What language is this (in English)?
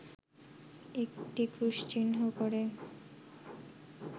Bangla